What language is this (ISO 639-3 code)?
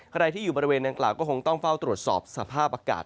tha